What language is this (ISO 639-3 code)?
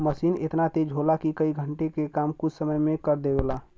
bho